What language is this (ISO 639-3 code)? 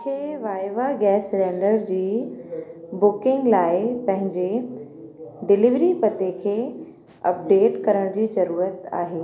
snd